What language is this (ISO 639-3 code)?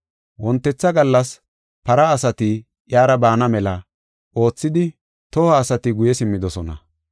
gof